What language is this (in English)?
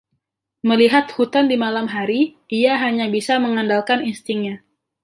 Indonesian